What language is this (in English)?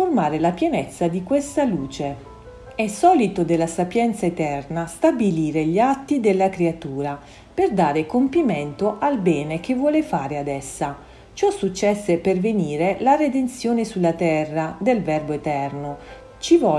Italian